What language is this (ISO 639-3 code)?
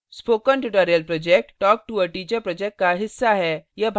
hin